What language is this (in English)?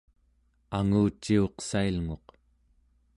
Central Yupik